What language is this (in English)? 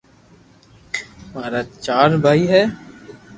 Loarki